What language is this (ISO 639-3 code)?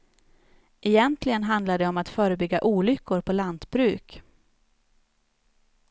swe